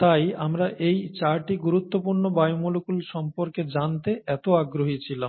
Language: Bangla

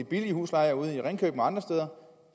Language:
Danish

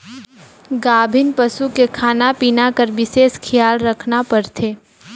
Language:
Chhattisgarhi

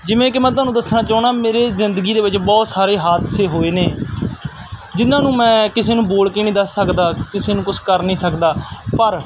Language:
Punjabi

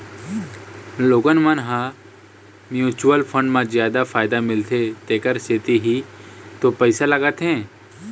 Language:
Chhattisgarhi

